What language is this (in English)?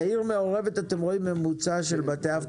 Hebrew